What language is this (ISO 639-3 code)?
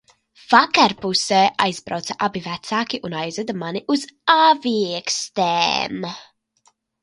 lav